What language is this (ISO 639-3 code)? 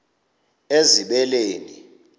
xho